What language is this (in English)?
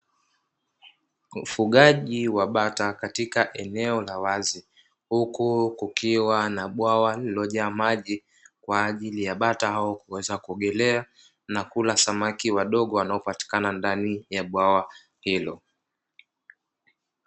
Swahili